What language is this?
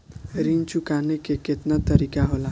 Bhojpuri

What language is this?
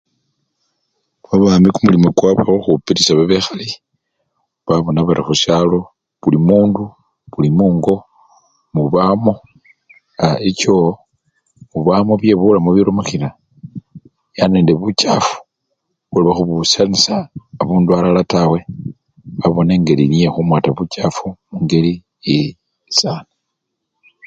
Luyia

